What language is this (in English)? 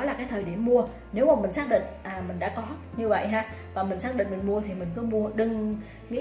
Vietnamese